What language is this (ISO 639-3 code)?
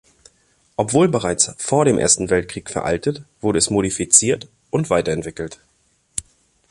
deu